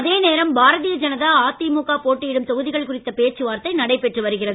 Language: Tamil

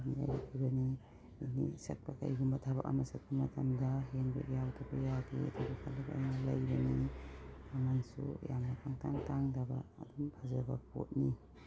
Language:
Manipuri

